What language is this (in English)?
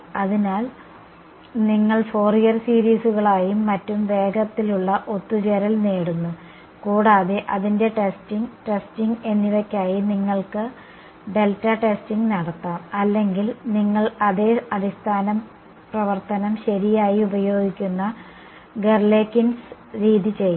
Malayalam